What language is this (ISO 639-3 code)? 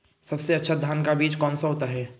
hin